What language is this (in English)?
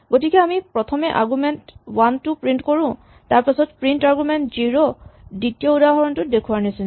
Assamese